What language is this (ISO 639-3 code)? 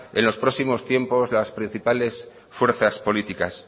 spa